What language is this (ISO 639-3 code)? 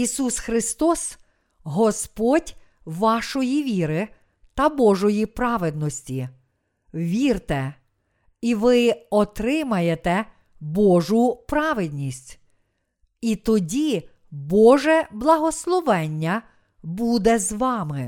ukr